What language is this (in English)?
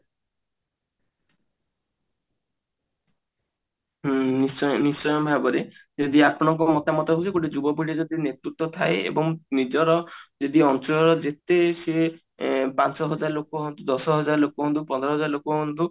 Odia